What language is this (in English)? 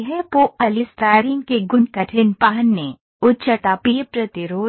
Hindi